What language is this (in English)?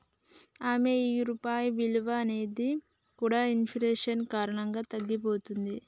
Telugu